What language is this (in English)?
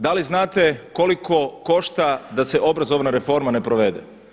Croatian